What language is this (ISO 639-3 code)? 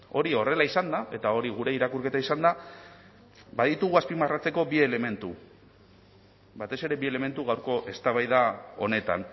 eus